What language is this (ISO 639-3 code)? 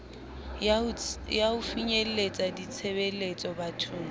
sot